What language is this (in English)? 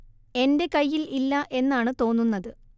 Malayalam